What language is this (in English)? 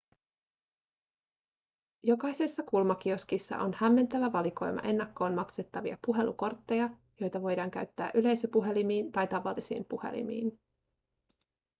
Finnish